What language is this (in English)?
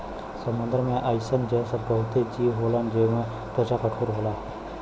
Bhojpuri